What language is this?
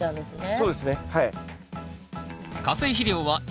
Japanese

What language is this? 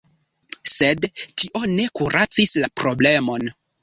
Esperanto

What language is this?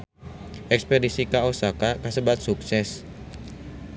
Sundanese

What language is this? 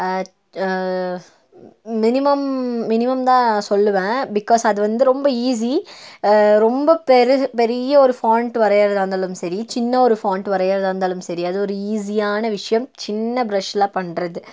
Tamil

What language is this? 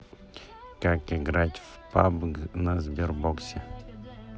Russian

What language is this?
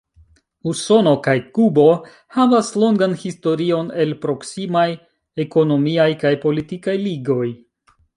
Esperanto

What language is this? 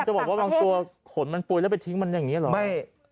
Thai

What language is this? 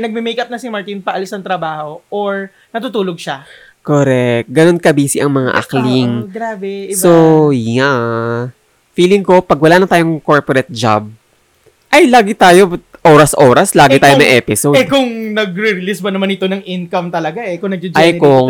Filipino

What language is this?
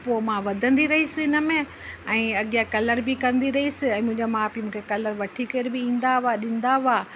Sindhi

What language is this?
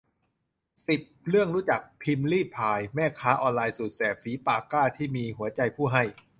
Thai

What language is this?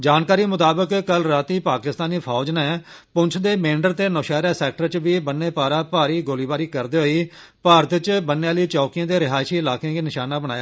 Dogri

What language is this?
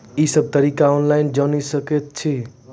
Maithili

